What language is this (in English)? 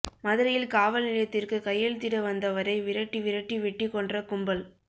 Tamil